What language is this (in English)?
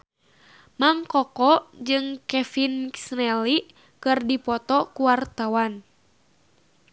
Sundanese